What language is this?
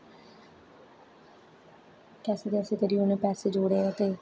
Dogri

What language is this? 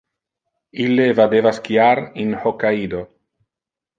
Interlingua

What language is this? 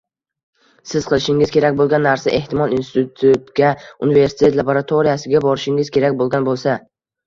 Uzbek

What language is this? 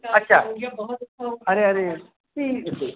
Urdu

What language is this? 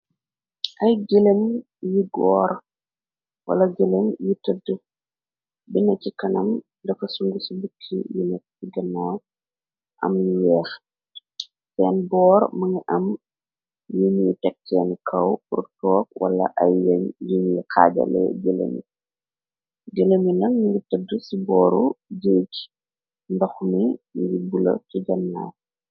Wolof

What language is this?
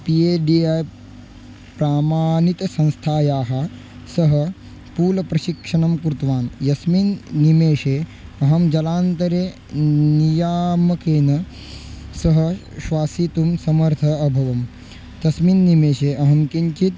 Sanskrit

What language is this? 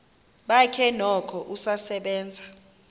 Xhosa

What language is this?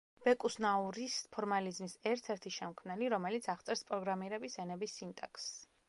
Georgian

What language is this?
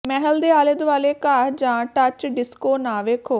Punjabi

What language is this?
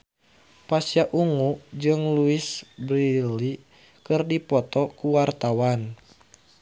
Sundanese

